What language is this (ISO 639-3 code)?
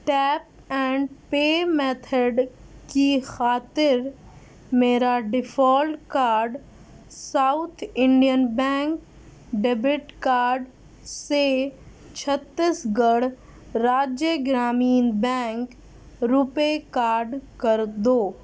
urd